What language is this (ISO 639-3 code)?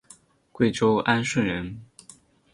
zho